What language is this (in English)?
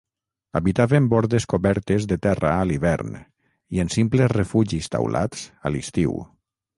Catalan